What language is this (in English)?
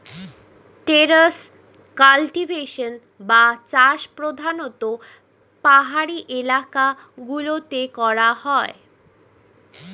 Bangla